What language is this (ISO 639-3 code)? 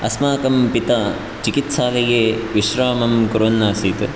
san